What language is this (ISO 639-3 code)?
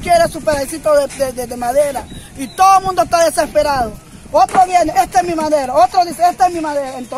spa